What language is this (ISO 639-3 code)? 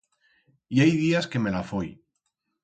arg